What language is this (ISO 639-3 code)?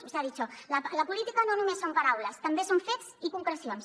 cat